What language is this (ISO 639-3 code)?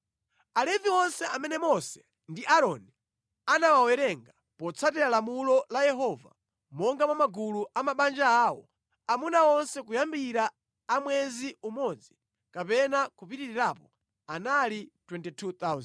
nya